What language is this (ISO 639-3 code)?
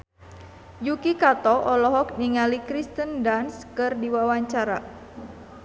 sun